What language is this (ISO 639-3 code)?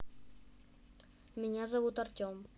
rus